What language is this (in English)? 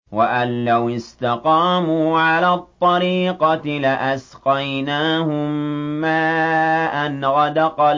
Arabic